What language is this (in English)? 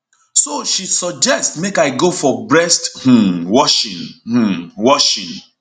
Nigerian Pidgin